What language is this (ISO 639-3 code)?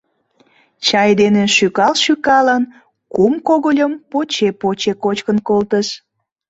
chm